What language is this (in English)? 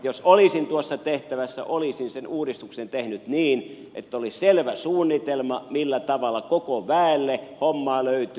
Finnish